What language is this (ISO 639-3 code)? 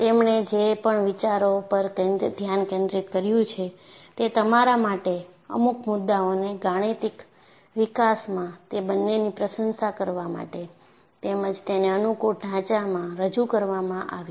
guj